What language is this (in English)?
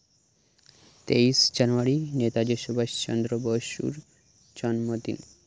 Santali